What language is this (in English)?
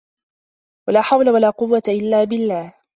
Arabic